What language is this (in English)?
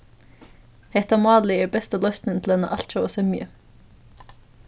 Faroese